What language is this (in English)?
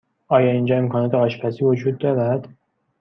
Persian